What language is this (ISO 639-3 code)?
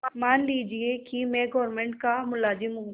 hin